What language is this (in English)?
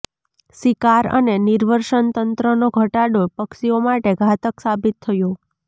Gujarati